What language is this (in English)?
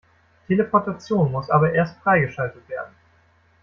German